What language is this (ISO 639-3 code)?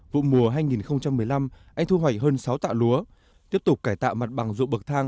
vie